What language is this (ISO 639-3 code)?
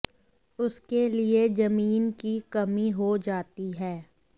hin